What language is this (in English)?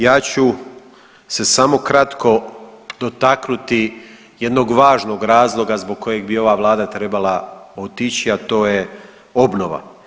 Croatian